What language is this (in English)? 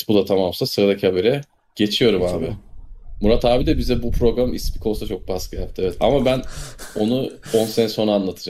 Turkish